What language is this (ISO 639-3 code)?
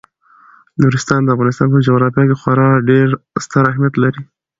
pus